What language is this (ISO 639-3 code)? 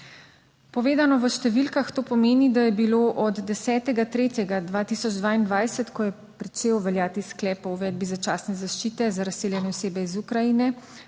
slv